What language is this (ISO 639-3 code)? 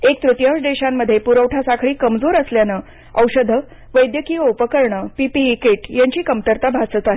mar